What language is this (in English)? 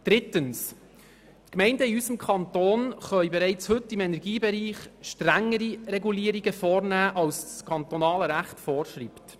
Swiss German